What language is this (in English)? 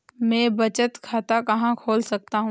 Hindi